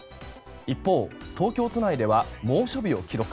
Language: Japanese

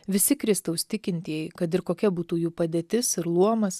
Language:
Lithuanian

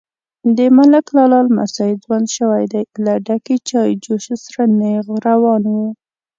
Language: Pashto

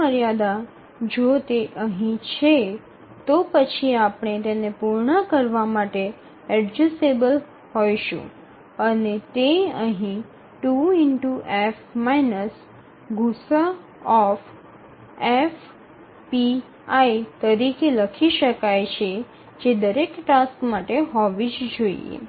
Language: Gujarati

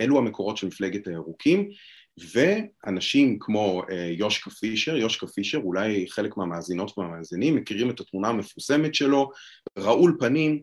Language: Hebrew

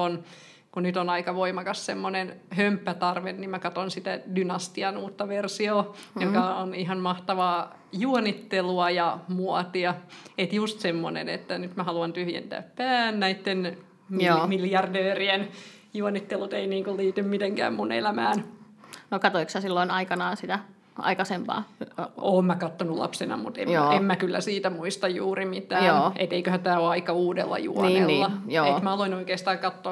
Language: Finnish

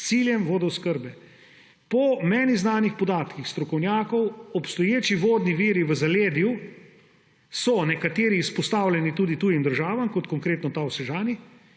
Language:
Slovenian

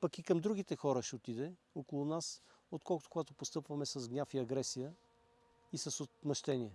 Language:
Bulgarian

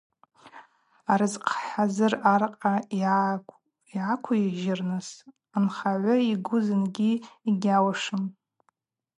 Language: Abaza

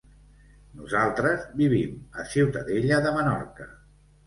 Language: Catalan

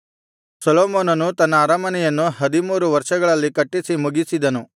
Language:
Kannada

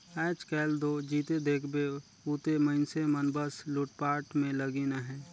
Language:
Chhattisgarhi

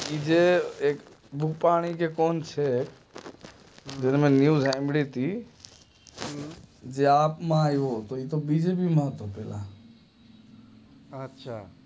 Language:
Gujarati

